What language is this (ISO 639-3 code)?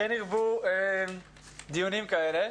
heb